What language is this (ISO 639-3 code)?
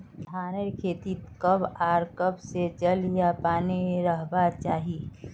mag